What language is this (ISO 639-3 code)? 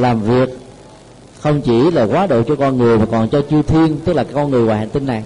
vie